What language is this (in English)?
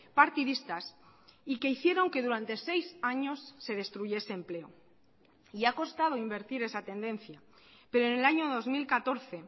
Spanish